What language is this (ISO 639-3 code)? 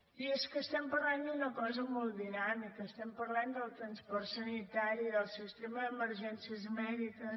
cat